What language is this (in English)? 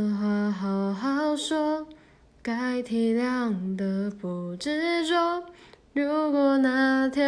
Chinese